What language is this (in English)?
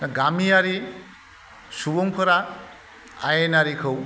Bodo